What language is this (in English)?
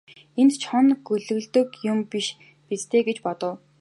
Mongolian